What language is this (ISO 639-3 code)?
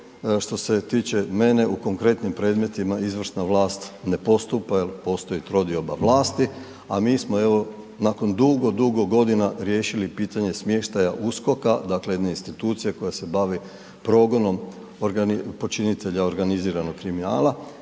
hrv